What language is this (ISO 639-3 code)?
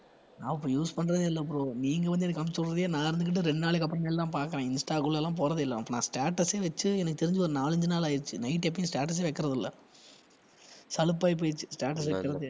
tam